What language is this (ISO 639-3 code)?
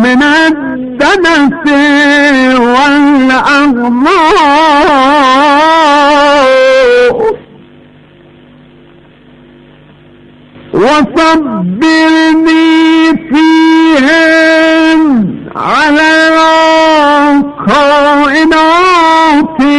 fas